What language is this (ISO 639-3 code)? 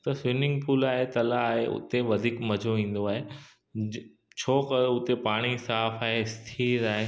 snd